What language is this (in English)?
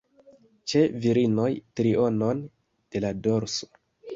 Esperanto